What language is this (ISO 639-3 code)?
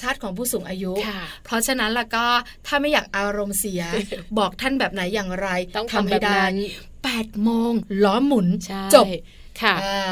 tha